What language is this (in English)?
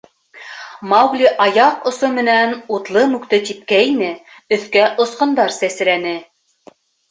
Bashkir